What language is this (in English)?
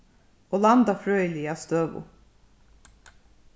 Faroese